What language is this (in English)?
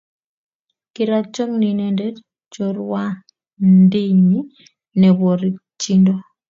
Kalenjin